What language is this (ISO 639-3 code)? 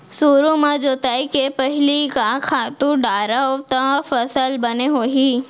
hne